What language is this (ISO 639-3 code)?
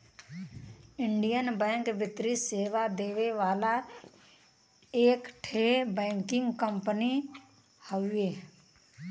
bho